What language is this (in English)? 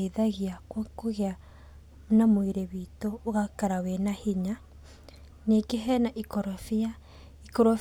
Kikuyu